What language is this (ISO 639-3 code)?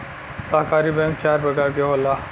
bho